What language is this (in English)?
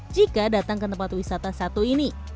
Indonesian